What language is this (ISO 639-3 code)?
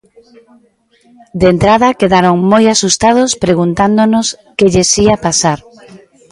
glg